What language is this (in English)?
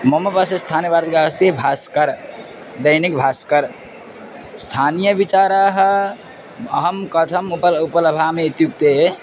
Sanskrit